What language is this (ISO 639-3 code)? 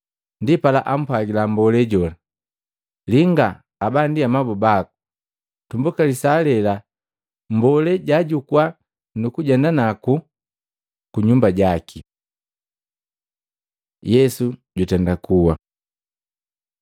mgv